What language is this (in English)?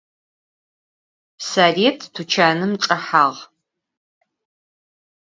Adyghe